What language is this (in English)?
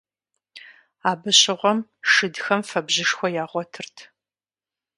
Kabardian